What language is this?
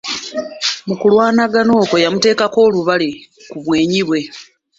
Ganda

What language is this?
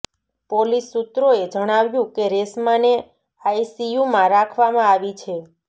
Gujarati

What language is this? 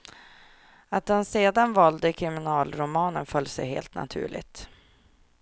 Swedish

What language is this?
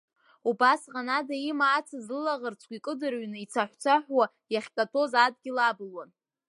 Abkhazian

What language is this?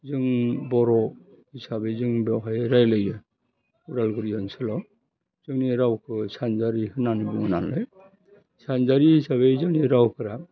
Bodo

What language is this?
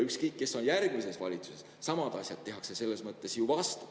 Estonian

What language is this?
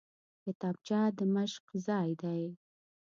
Pashto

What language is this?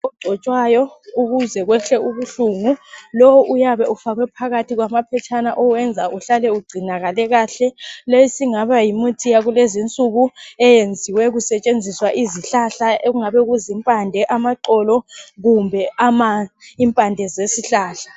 North Ndebele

